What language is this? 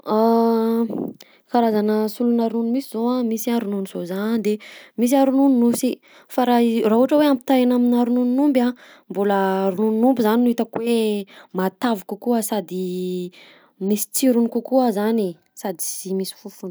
Southern Betsimisaraka Malagasy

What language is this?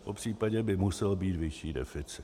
Czech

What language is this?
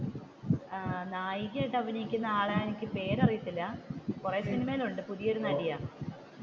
Malayalam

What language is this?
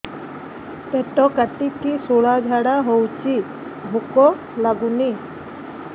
Odia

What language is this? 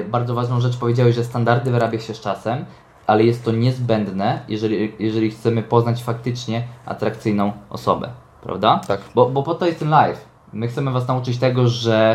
Polish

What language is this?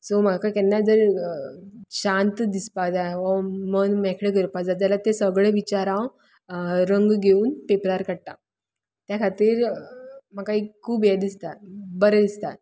Konkani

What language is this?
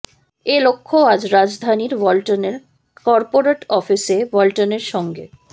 Bangla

